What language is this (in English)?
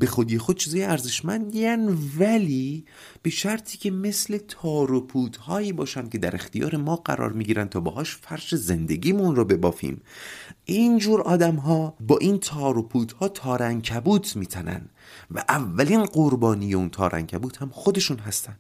Persian